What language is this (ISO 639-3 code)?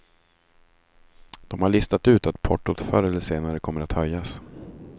swe